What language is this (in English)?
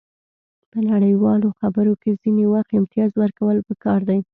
Pashto